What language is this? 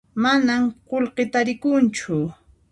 Puno Quechua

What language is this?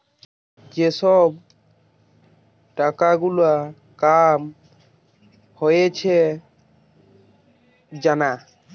Bangla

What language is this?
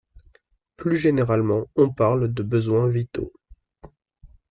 French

